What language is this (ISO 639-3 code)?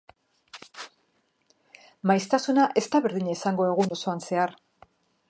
eus